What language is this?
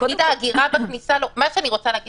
Hebrew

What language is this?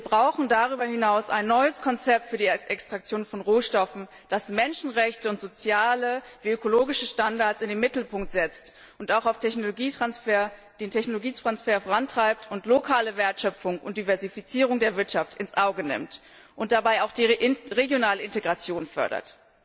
German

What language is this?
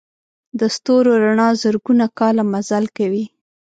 Pashto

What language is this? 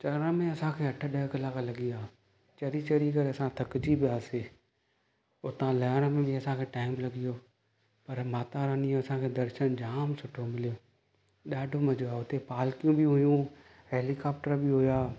Sindhi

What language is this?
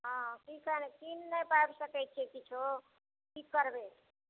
Maithili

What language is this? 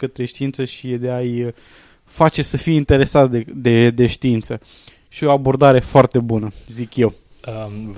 Romanian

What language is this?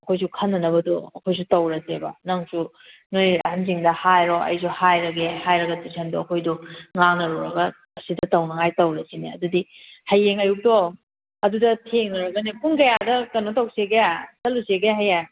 Manipuri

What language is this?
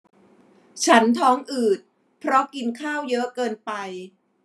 Thai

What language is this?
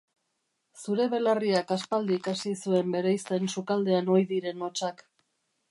Basque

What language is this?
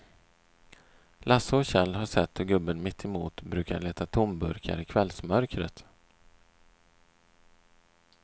Swedish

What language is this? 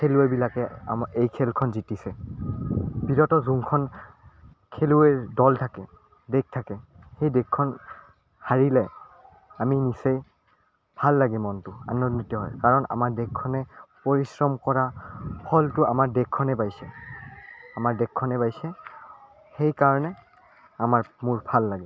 Assamese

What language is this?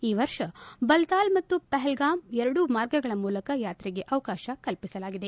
Kannada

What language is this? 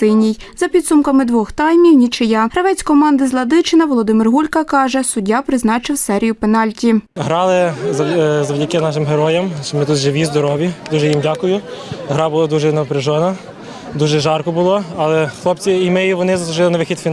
Ukrainian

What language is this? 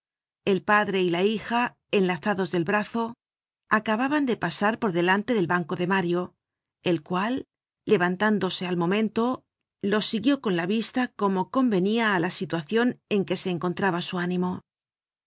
Spanish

